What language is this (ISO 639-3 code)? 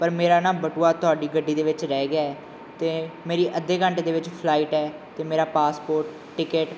pan